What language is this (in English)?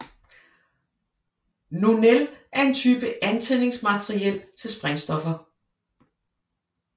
Danish